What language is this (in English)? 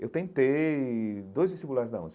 Portuguese